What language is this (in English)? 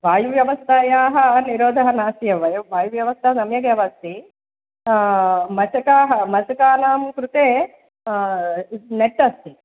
Sanskrit